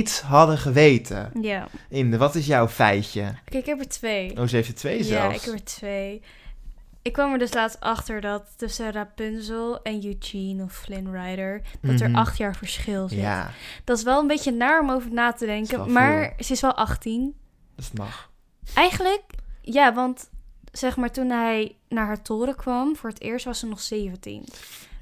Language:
Dutch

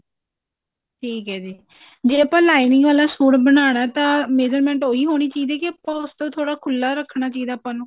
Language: Punjabi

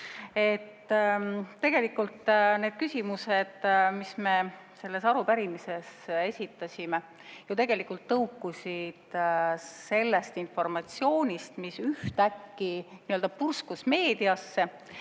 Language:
Estonian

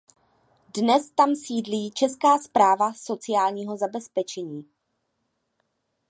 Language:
Czech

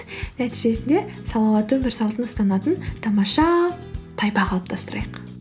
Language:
Kazakh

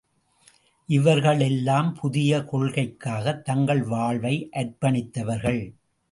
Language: Tamil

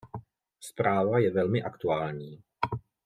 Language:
Czech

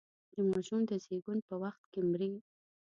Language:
Pashto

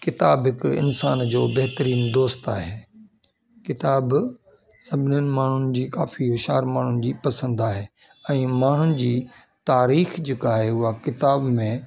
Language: Sindhi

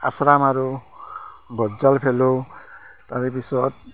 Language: Assamese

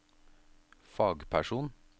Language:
Norwegian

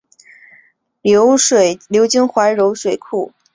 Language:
Chinese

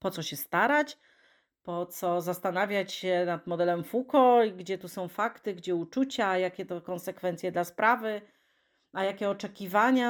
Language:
Polish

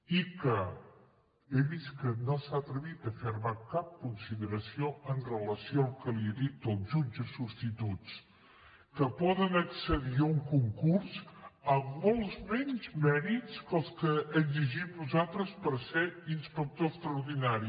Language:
Catalan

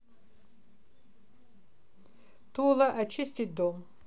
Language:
Russian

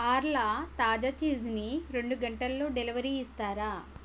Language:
Telugu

